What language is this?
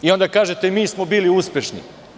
Serbian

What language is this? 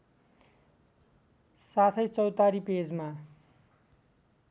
Nepali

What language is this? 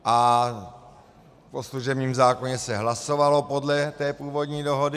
Czech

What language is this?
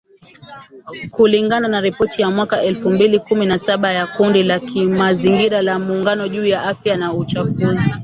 Swahili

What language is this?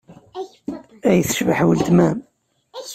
Kabyle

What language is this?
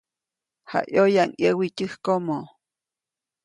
Copainalá Zoque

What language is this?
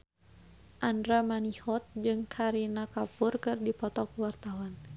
Sundanese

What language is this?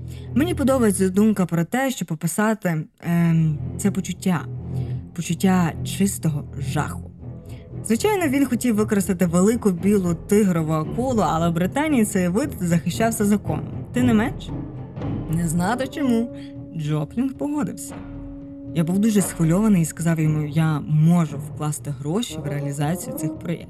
Ukrainian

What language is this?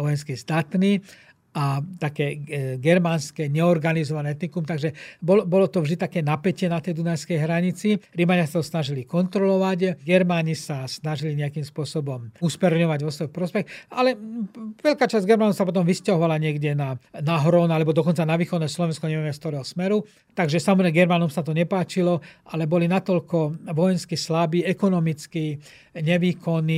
Slovak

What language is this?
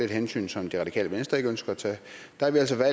Danish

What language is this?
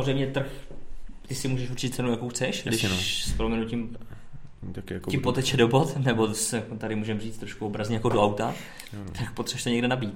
Czech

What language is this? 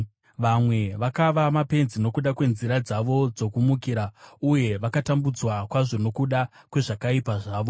Shona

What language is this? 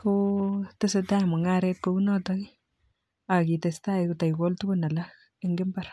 Kalenjin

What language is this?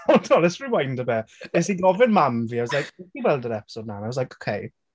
Welsh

